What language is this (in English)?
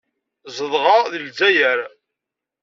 Kabyle